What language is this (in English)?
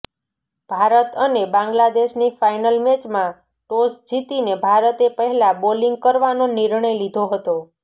Gujarati